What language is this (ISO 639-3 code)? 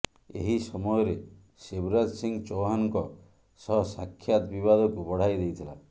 ori